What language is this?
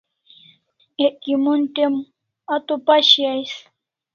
Kalasha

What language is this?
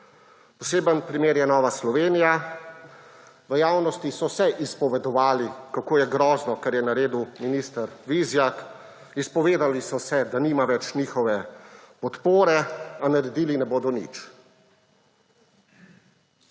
Slovenian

